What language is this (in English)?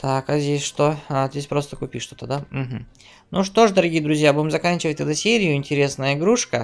Russian